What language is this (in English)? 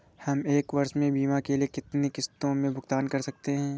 Hindi